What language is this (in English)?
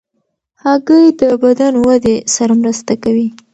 Pashto